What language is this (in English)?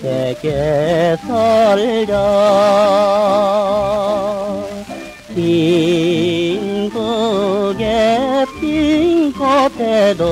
Korean